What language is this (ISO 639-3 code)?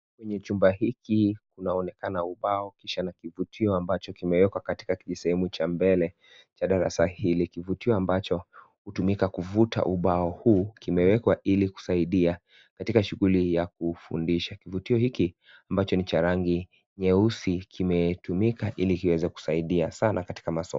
swa